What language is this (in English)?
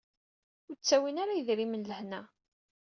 Kabyle